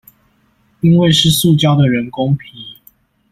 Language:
Chinese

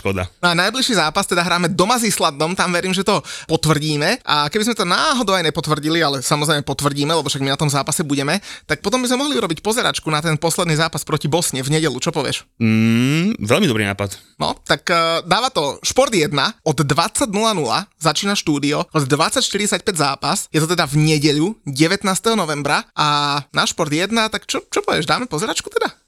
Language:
Slovak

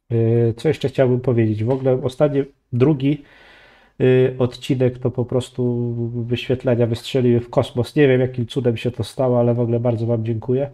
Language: Polish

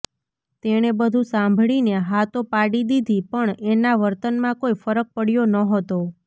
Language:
Gujarati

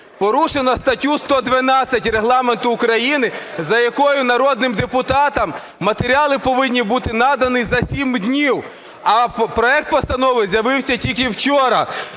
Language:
Ukrainian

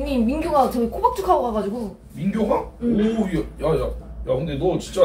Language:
Korean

